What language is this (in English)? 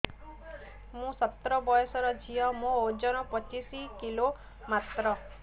Odia